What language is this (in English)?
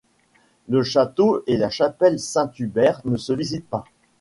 French